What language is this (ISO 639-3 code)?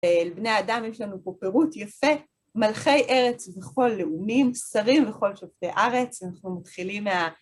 heb